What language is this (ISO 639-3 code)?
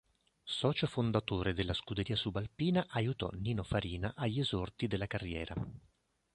ita